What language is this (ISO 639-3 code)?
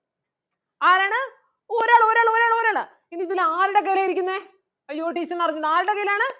mal